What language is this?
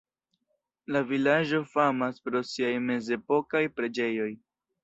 Esperanto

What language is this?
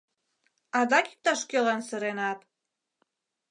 Mari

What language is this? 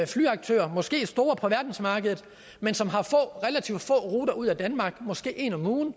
Danish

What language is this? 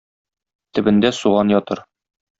Tatar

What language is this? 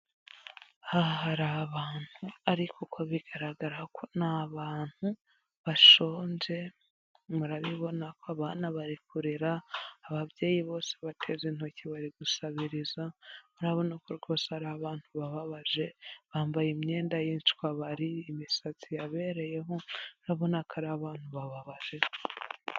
Kinyarwanda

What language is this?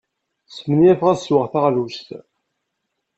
Kabyle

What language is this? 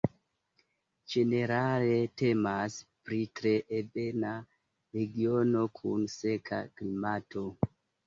Esperanto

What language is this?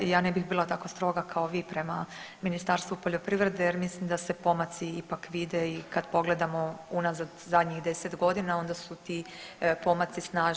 Croatian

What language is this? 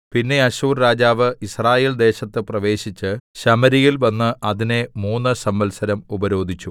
Malayalam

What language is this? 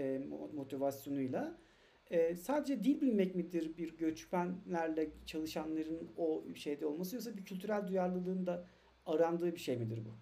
Turkish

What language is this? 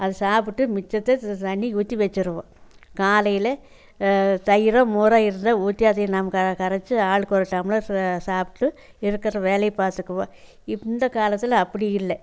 Tamil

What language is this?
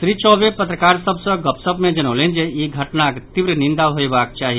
Maithili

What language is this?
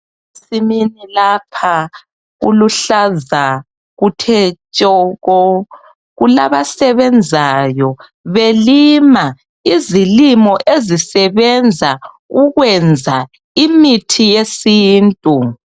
North Ndebele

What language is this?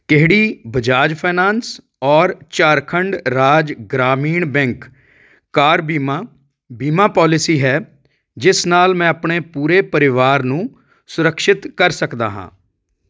Punjabi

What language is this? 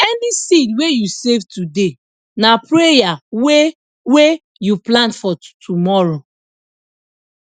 Nigerian Pidgin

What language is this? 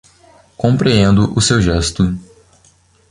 Portuguese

